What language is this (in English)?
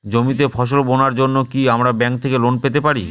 Bangla